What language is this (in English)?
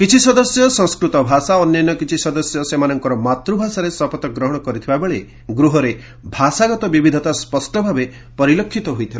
Odia